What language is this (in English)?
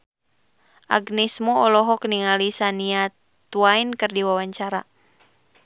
Sundanese